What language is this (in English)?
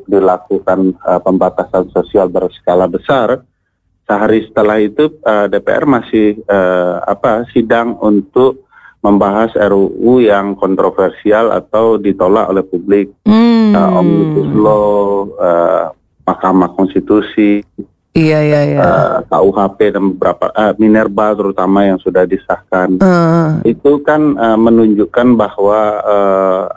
Indonesian